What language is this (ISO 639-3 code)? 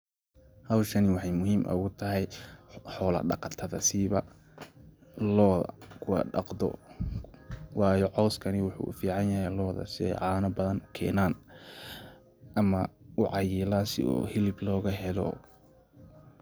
som